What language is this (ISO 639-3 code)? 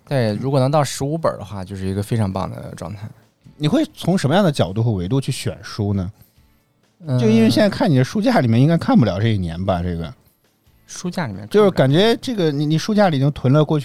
zho